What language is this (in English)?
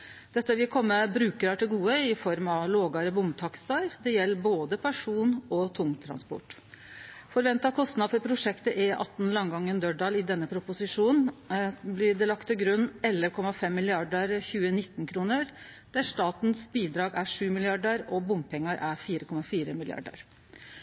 Norwegian Nynorsk